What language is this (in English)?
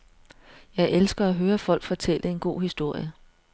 Danish